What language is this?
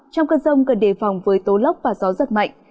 Vietnamese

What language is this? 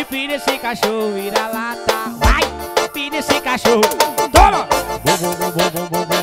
Portuguese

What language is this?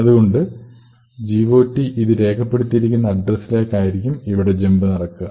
Malayalam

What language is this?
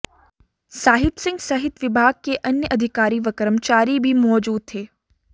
Hindi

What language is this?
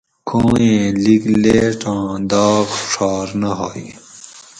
Gawri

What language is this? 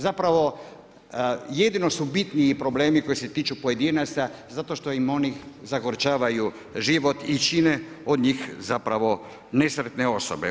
Croatian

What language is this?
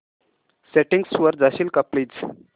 Marathi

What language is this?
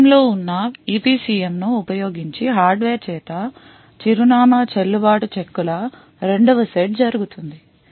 Telugu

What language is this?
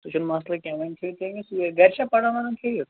Kashmiri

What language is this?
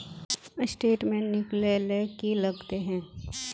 Magahi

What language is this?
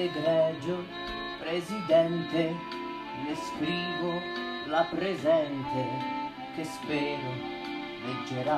Italian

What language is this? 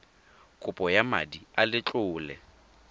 Tswana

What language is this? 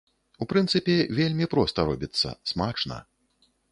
Belarusian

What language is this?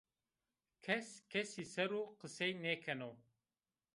Zaza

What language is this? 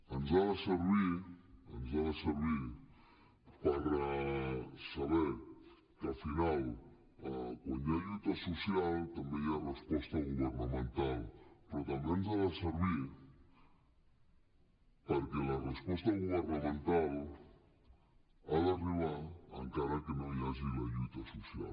Catalan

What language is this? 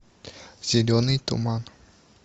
Russian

